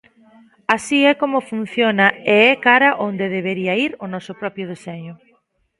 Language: Galician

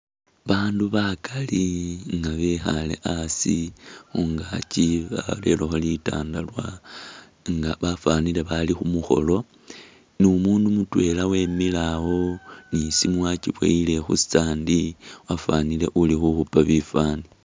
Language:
Masaaba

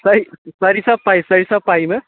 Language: Maithili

